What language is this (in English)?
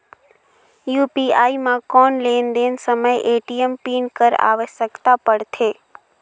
Chhattisgarhi